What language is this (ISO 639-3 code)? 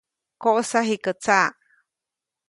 zoc